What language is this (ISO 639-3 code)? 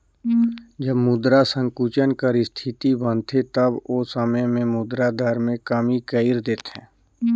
hne